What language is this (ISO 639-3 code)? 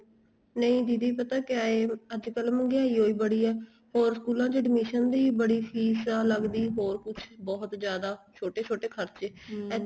pan